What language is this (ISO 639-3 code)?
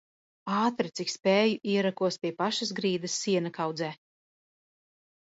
lav